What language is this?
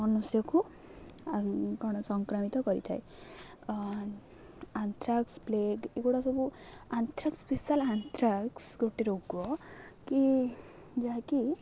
Odia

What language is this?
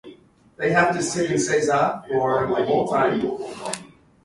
English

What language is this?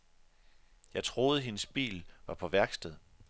Danish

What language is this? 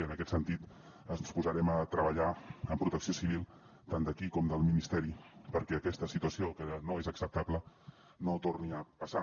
Catalan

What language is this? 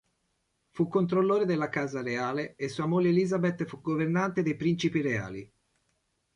Italian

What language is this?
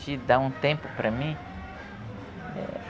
Portuguese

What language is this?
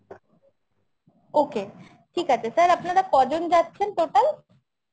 Bangla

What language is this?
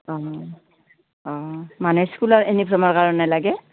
Assamese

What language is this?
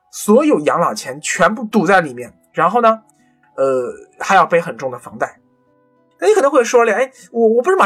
Chinese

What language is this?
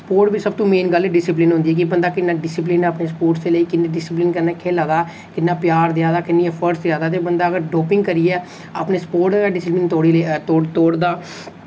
Dogri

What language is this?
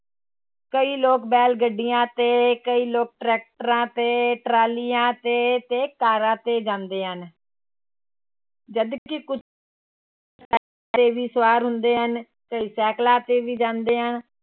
Punjabi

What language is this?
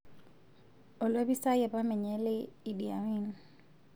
Masai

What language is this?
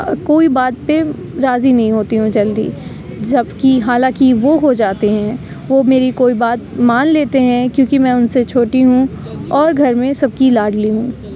Urdu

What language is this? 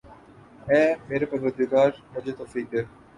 Urdu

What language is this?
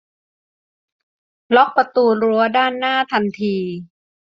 Thai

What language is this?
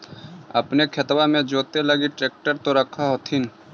Magahi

